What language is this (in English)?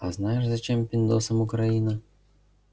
Russian